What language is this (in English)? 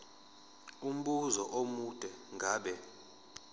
Zulu